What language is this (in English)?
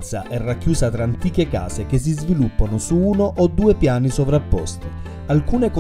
Italian